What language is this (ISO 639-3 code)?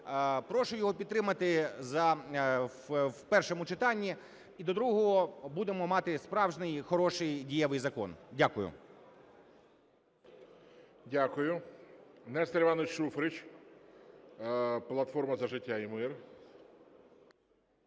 ukr